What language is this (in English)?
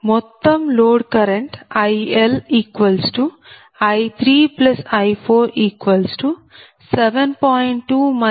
Telugu